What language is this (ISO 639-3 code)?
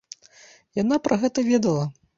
bel